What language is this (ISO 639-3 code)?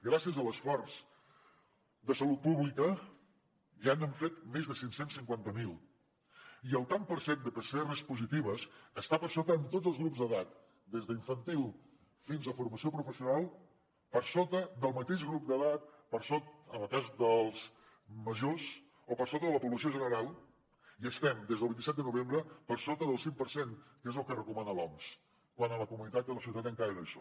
cat